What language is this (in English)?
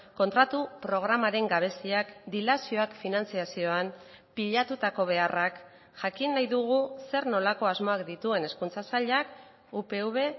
Basque